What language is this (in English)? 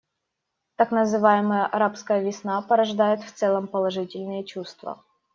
Russian